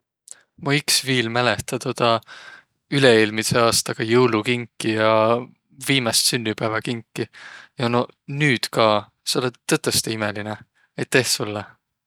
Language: Võro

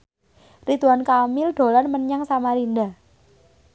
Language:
Javanese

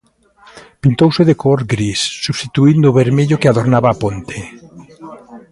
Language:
Galician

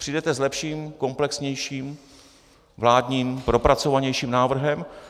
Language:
Czech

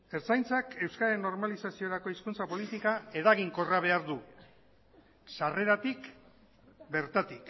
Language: Basque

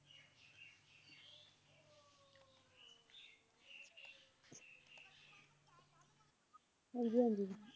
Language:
Punjabi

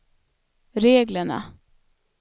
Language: Swedish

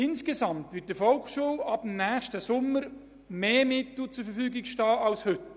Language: Swiss German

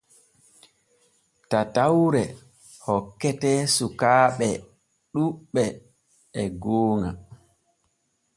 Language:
Borgu Fulfulde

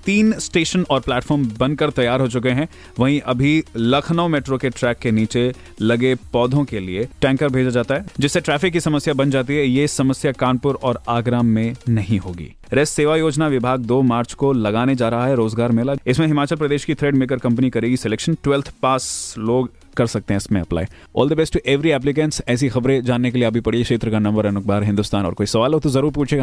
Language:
Hindi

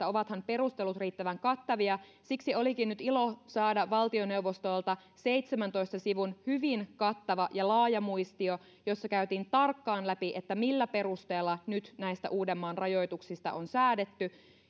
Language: Finnish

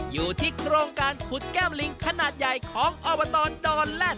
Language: Thai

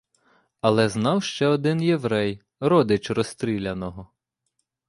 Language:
Ukrainian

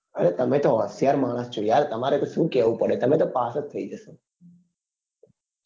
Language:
Gujarati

